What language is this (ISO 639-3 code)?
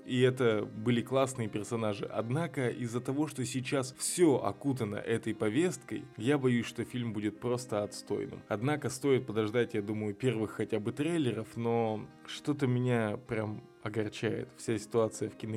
rus